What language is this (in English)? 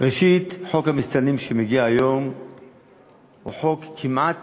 Hebrew